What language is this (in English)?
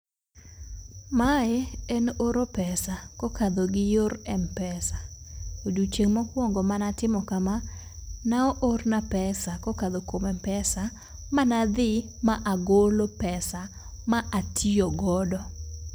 Luo (Kenya and Tanzania)